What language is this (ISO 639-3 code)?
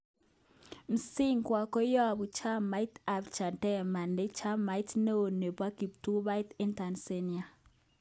kln